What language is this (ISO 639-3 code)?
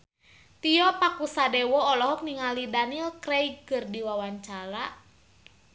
sun